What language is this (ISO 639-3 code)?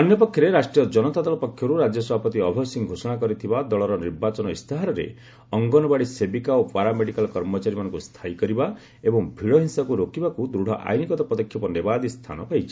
ori